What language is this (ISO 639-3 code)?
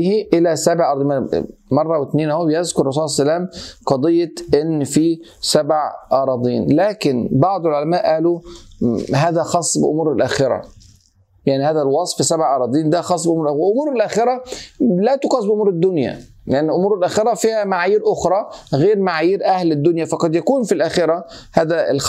ara